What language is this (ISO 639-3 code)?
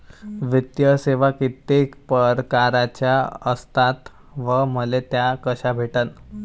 mar